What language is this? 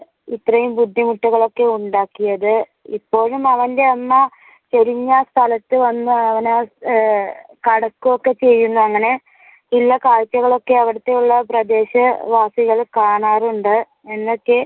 Malayalam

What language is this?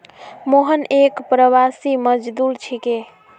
Magahi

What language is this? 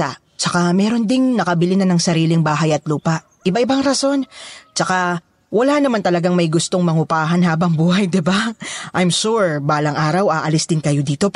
Filipino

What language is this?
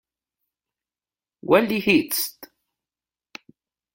Spanish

